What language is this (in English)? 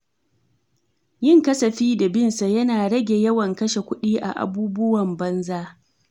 Hausa